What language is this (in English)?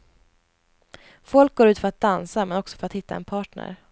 Swedish